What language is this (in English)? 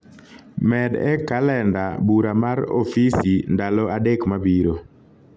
Luo (Kenya and Tanzania)